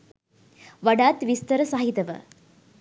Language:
Sinhala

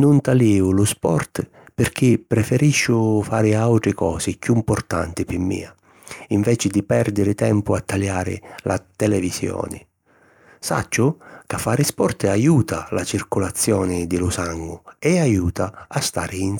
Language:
Sicilian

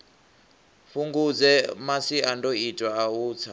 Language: Venda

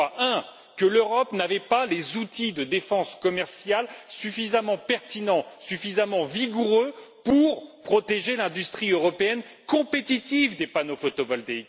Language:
French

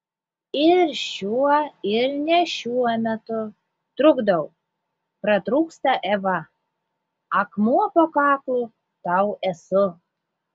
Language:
Lithuanian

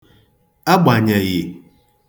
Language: Igbo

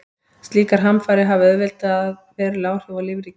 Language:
Icelandic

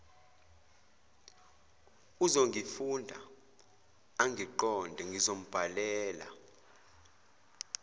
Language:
Zulu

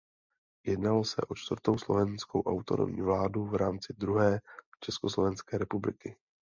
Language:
Czech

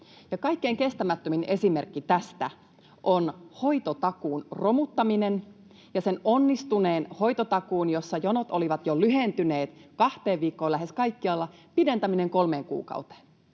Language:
Finnish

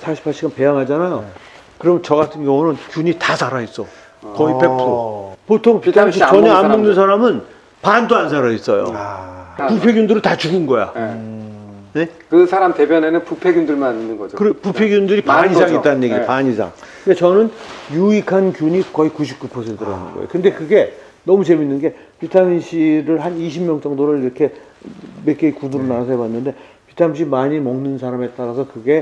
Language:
Korean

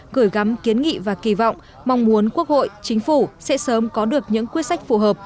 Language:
Vietnamese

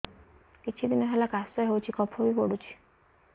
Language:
Odia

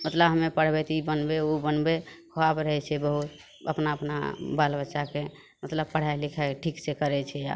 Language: Maithili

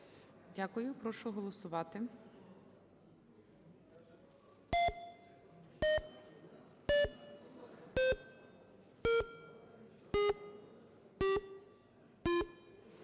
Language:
Ukrainian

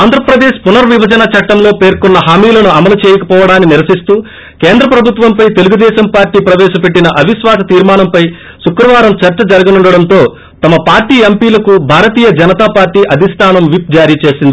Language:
Telugu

